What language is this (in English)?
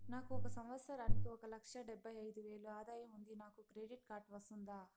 Telugu